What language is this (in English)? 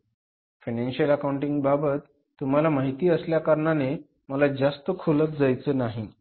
Marathi